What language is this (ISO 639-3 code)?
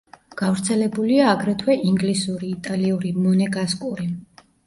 kat